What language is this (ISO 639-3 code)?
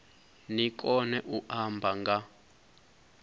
ven